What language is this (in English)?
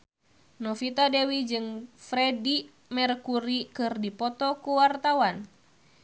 Sundanese